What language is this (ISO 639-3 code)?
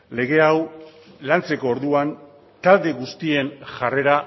eus